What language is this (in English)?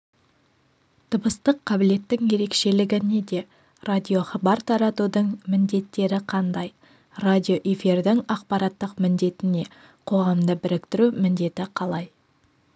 Kazakh